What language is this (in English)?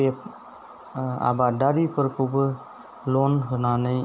Bodo